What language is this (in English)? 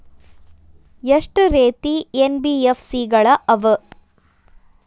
Kannada